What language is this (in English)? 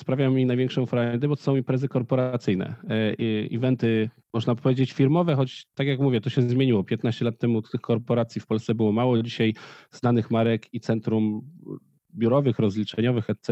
Polish